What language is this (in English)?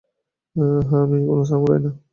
Bangla